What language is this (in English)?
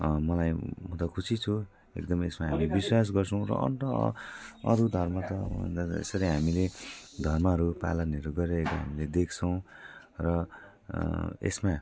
Nepali